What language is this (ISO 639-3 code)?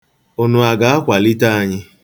ibo